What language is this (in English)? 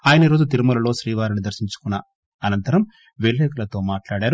Telugu